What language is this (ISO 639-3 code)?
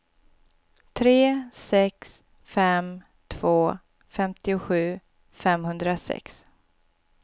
swe